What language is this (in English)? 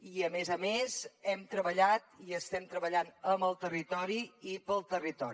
Catalan